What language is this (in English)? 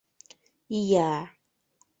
Mari